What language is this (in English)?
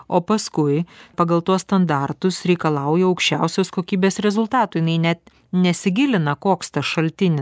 Lithuanian